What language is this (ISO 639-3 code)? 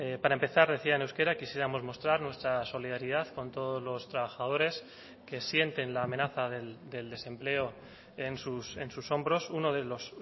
spa